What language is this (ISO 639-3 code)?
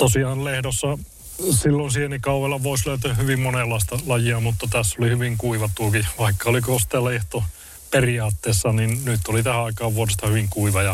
fin